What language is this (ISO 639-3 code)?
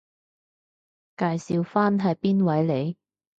yue